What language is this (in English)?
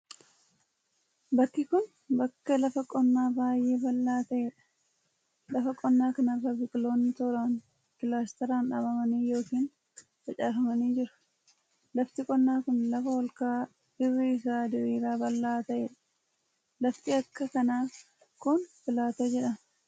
Oromo